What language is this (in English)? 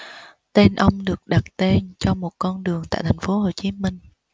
Vietnamese